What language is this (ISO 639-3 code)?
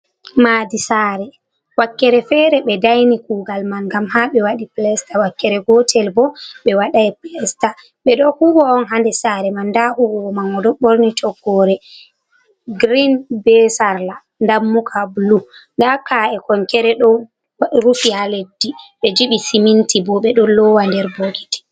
ful